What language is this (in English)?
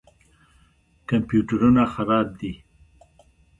Pashto